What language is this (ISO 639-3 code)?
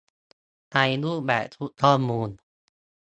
tha